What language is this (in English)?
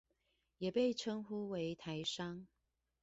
Chinese